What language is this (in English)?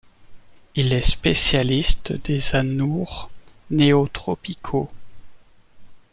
French